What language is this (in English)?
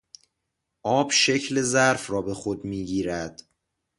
Persian